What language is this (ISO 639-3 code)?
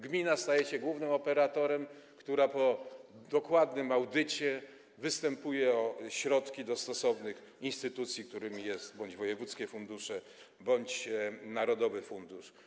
pol